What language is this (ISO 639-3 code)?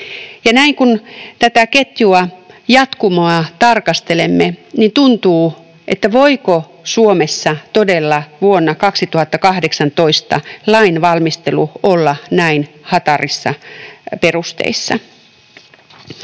fin